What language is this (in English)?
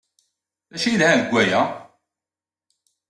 Kabyle